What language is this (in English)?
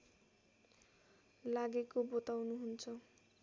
Nepali